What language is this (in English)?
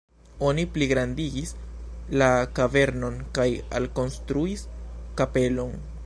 Esperanto